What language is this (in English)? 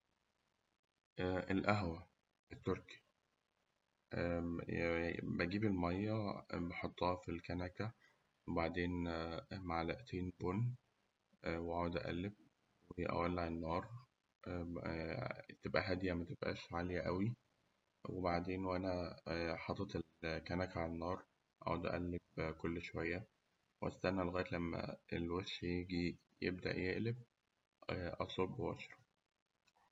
Egyptian Arabic